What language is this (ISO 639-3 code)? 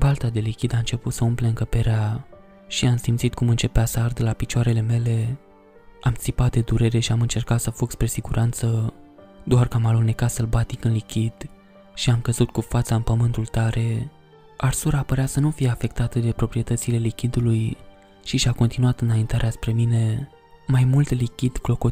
ron